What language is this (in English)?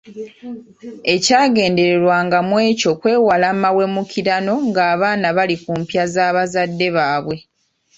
Ganda